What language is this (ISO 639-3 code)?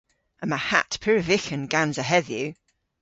cor